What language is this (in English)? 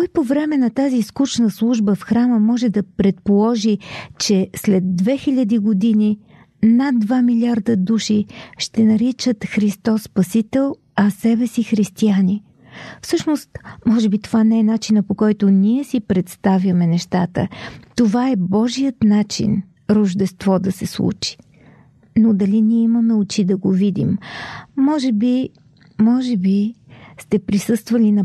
Bulgarian